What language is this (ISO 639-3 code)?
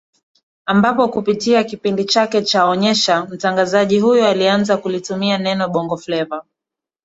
swa